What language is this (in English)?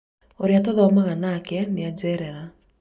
Kikuyu